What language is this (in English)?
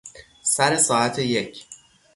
Persian